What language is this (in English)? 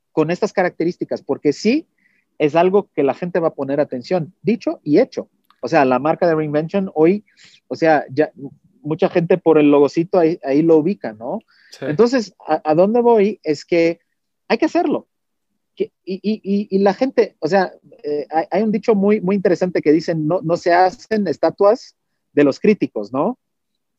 Spanish